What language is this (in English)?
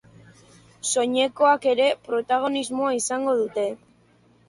Basque